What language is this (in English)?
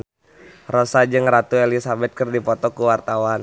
Sundanese